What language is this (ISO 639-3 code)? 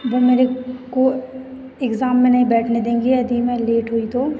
hin